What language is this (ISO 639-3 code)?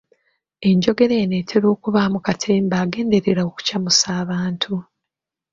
lug